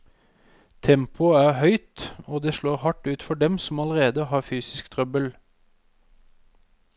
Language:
Norwegian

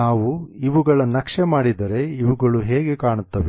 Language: Kannada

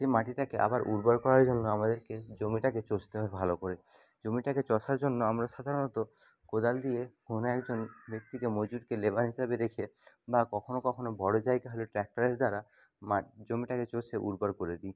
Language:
Bangla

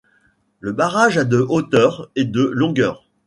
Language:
French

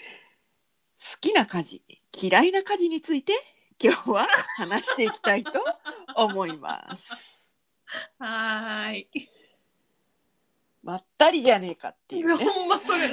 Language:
Japanese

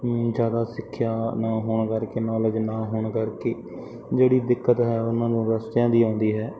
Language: Punjabi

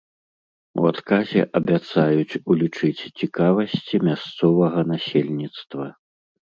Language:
Belarusian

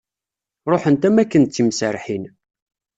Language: Kabyle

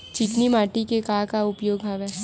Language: Chhattisgarhi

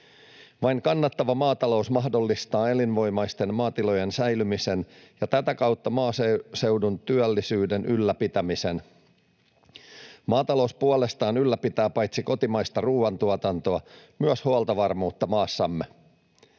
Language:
Finnish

